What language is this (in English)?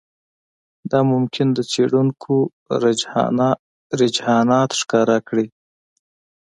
Pashto